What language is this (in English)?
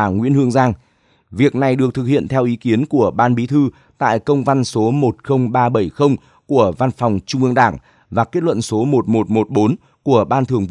Vietnamese